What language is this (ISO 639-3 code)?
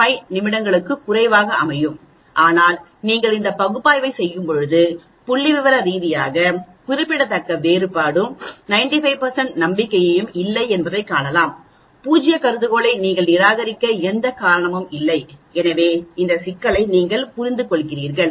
tam